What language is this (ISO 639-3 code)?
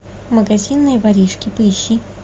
rus